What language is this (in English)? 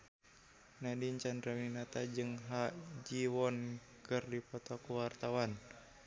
Sundanese